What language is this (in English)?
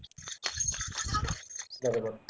Marathi